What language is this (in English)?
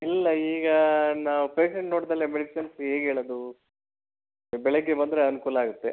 Kannada